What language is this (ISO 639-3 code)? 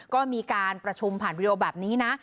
tha